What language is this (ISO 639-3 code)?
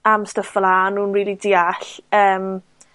cym